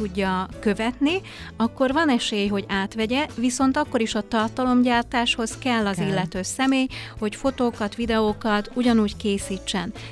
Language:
Hungarian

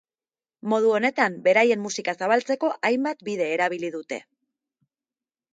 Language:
Basque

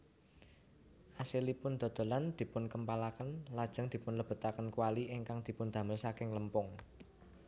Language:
Javanese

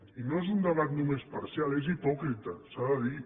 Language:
Catalan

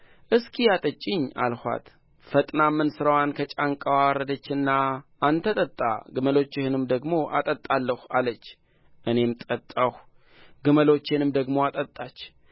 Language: Amharic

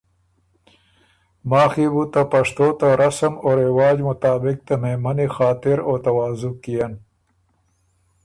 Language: Ormuri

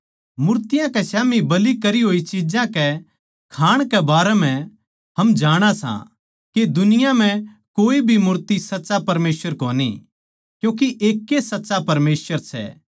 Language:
Haryanvi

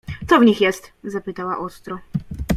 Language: Polish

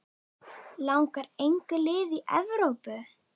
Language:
Icelandic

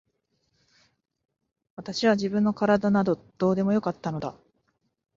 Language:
Japanese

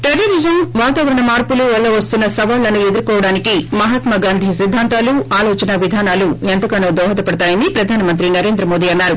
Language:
Telugu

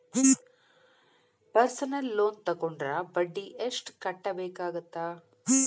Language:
Kannada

